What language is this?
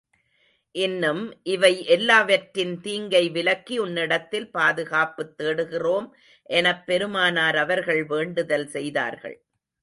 Tamil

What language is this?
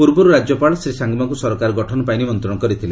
Odia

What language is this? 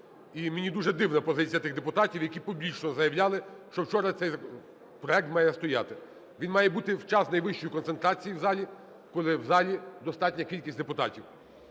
Ukrainian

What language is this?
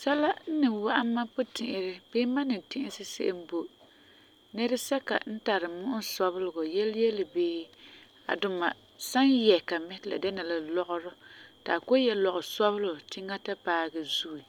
Frafra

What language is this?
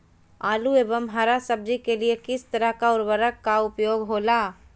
Magahi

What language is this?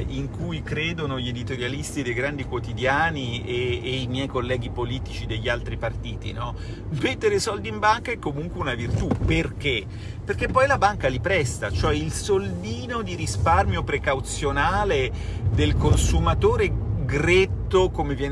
Italian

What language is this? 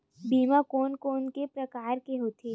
Chhattisgarhi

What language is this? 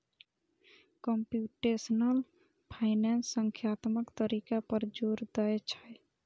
Maithili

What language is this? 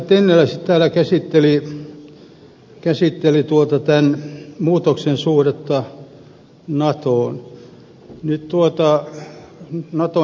Finnish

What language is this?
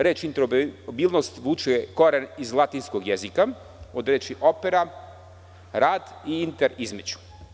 Serbian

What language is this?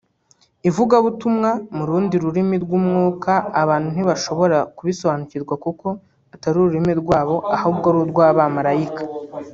Kinyarwanda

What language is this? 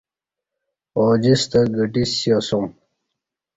Kati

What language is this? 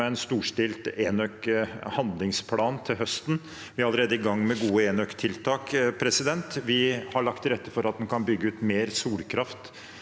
Norwegian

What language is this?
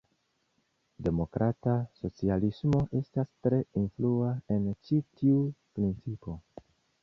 Esperanto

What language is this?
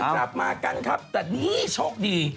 Thai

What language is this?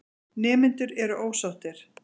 Icelandic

